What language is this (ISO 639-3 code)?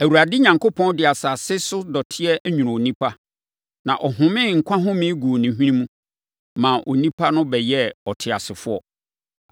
aka